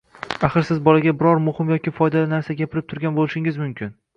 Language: Uzbek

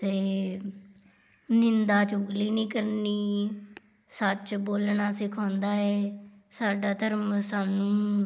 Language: Punjabi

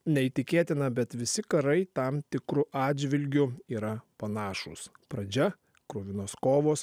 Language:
Lithuanian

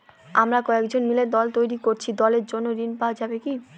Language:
Bangla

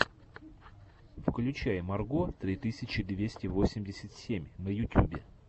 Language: Russian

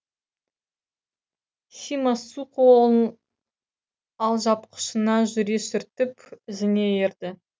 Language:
Kazakh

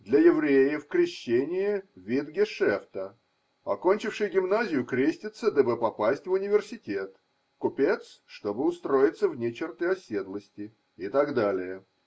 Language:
Russian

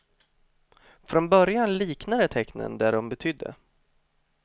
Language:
Swedish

